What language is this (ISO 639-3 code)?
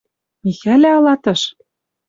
mrj